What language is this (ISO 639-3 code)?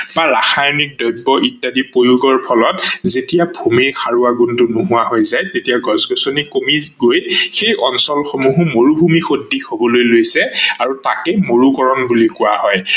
asm